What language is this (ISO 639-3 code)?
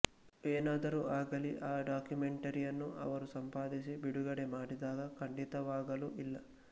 kan